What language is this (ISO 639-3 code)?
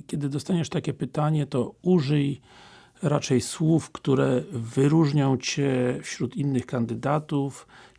pol